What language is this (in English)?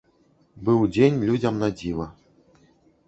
Belarusian